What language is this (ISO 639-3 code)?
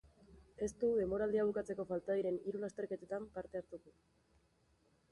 eus